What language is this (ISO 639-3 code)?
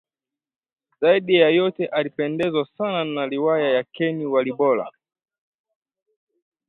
swa